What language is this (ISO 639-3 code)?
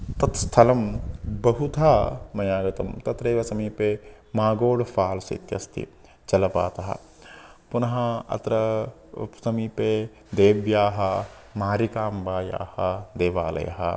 san